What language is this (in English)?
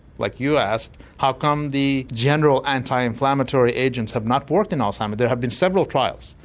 English